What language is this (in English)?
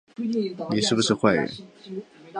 Chinese